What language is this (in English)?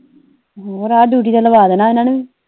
Punjabi